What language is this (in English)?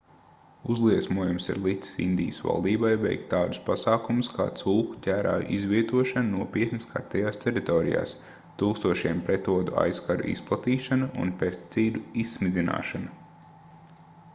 Latvian